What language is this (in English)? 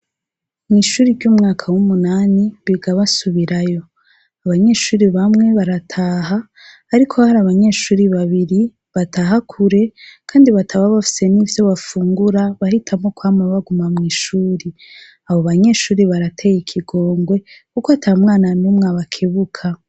Rundi